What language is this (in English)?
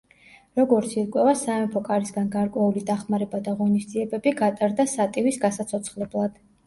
Georgian